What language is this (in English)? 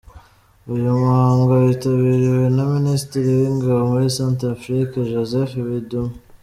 Kinyarwanda